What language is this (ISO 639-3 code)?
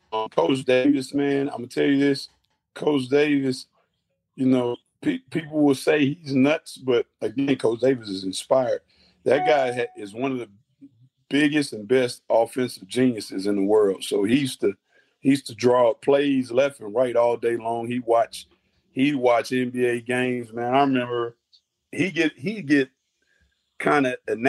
eng